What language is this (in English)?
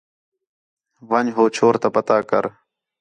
Khetrani